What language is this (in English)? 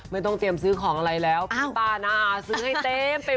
Thai